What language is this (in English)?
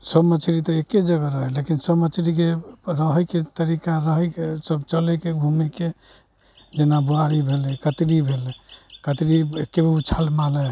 Maithili